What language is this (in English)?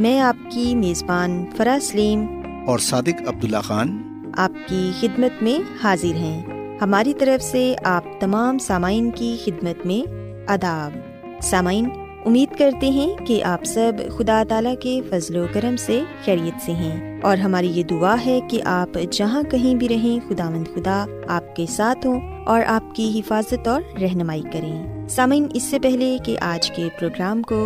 Urdu